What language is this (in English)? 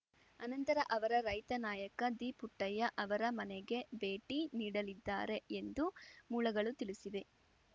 Kannada